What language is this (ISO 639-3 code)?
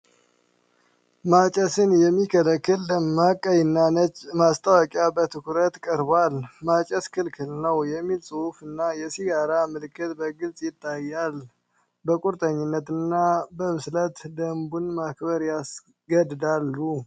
amh